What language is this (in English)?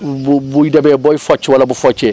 Wolof